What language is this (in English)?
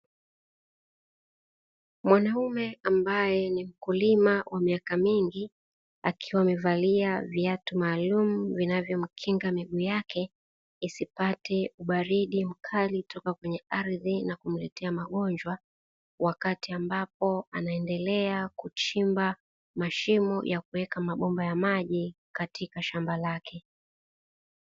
Swahili